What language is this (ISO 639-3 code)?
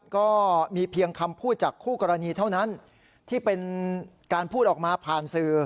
tha